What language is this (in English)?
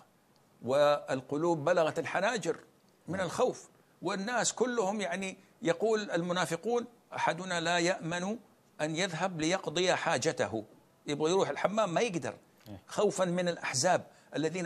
Arabic